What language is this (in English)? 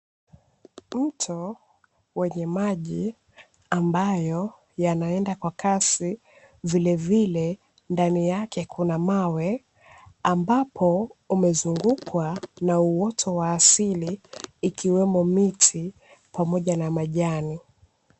Swahili